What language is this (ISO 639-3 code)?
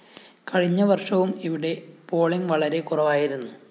mal